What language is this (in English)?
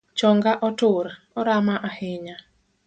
Luo (Kenya and Tanzania)